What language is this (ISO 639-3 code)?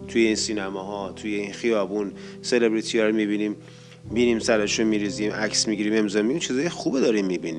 fas